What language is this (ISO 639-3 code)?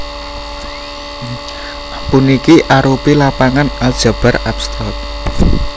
jav